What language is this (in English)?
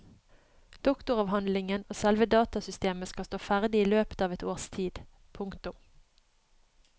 Norwegian